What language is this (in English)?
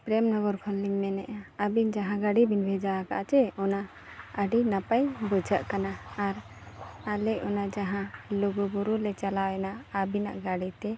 Santali